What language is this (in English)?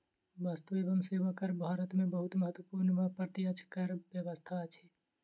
Maithili